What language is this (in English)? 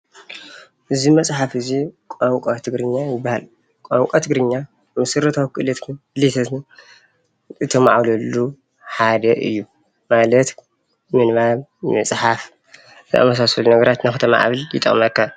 Tigrinya